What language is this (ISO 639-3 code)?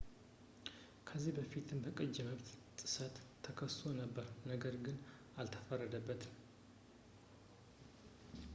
amh